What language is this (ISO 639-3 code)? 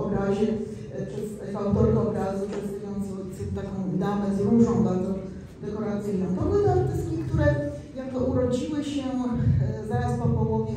pol